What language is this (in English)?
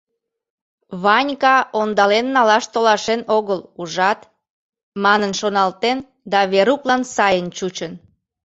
Mari